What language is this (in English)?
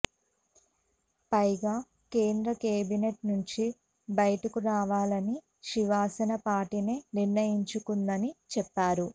Telugu